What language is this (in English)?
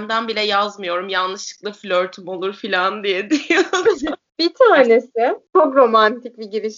Turkish